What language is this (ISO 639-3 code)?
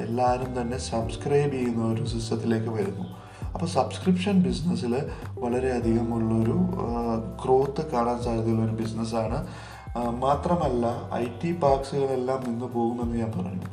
mal